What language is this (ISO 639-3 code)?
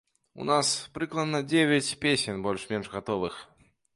bel